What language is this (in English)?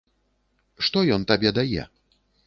Belarusian